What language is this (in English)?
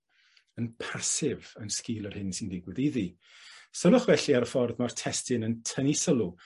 Welsh